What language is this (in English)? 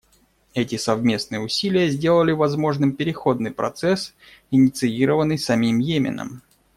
Russian